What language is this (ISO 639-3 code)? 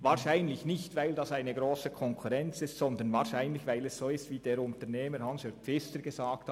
gsw